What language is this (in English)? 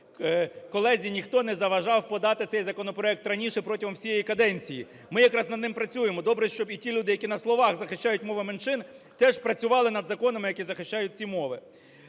Ukrainian